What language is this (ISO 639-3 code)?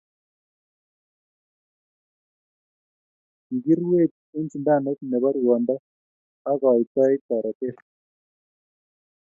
kln